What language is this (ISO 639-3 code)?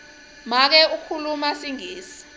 ssw